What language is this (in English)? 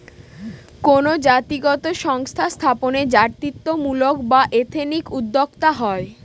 Bangla